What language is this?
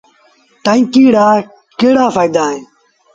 Sindhi Bhil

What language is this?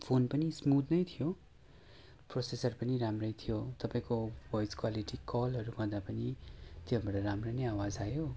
Nepali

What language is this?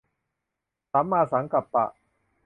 Thai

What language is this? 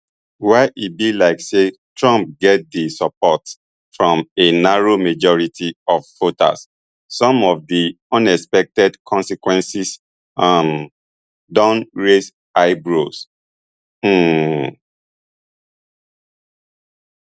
Nigerian Pidgin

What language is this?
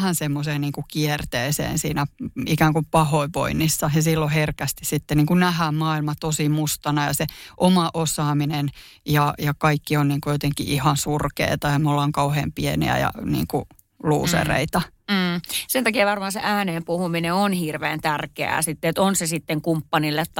Finnish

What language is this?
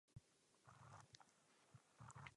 Czech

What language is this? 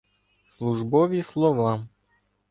Ukrainian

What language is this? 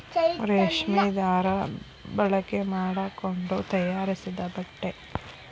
Kannada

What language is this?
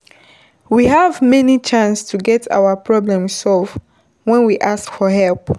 Nigerian Pidgin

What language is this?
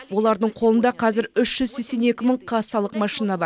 Kazakh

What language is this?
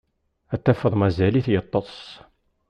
Kabyle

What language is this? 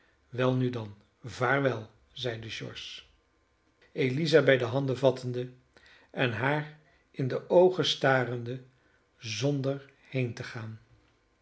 Dutch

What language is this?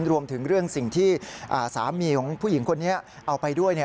Thai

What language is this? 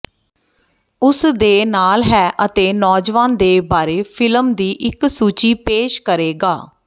Punjabi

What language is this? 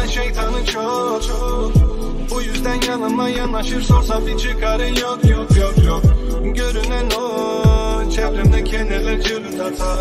Turkish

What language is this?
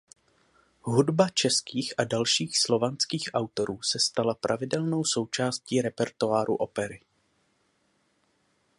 Czech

